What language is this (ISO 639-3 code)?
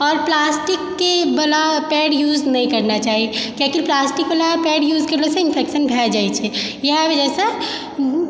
mai